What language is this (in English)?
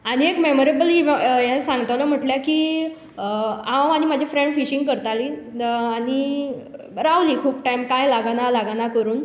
Konkani